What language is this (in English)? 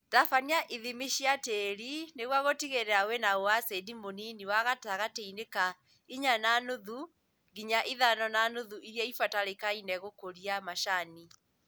Kikuyu